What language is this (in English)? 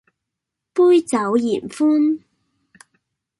Cantonese